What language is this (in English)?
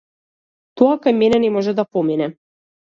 Macedonian